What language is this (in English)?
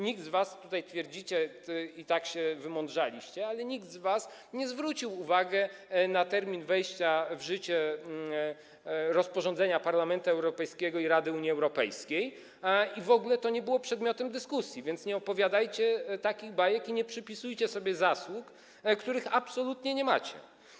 Polish